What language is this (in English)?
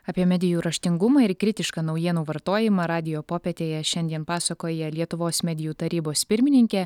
Lithuanian